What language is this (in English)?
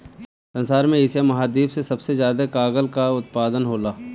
Bhojpuri